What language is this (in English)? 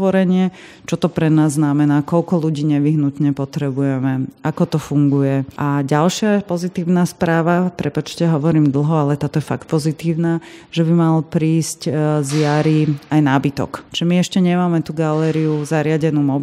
Slovak